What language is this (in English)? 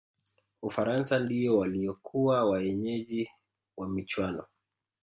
Swahili